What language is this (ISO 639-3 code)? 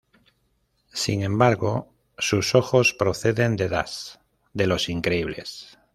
spa